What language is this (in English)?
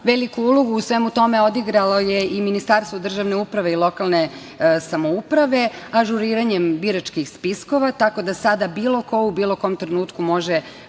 Serbian